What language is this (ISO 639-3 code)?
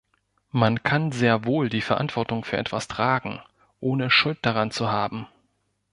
deu